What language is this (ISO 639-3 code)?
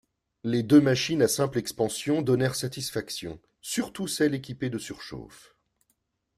fra